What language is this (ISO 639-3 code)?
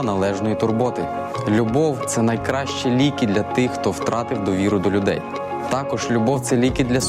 ukr